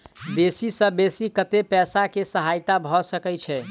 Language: Maithili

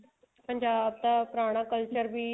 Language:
Punjabi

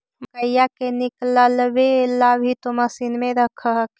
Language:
Magahi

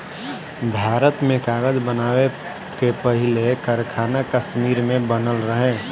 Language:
Bhojpuri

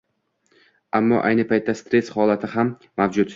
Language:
Uzbek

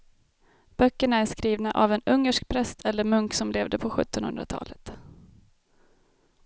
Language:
Swedish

